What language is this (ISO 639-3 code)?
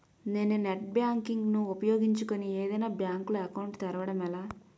tel